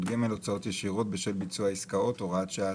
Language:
Hebrew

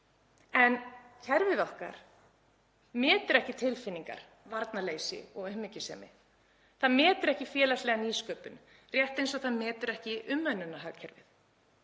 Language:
Icelandic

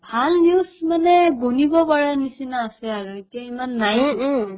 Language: Assamese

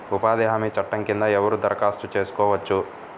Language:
Telugu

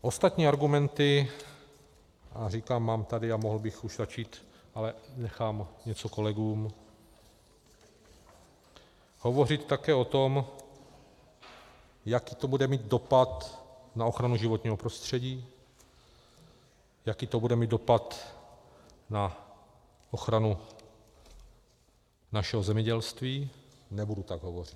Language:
Czech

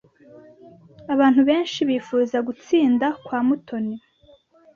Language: Kinyarwanda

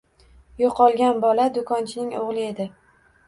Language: Uzbek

